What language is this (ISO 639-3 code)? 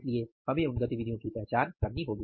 hin